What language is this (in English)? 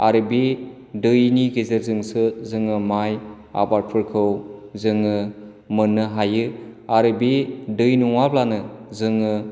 Bodo